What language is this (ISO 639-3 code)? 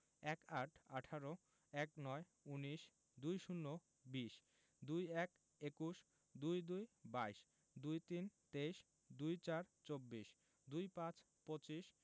ben